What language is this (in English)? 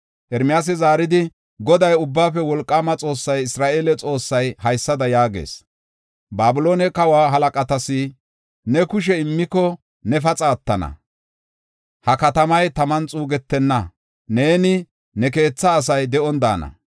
Gofa